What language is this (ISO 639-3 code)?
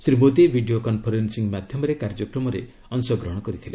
ori